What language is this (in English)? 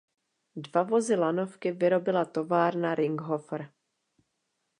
Czech